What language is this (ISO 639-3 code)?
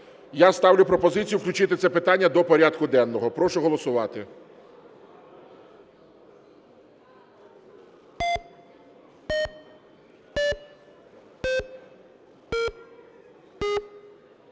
ukr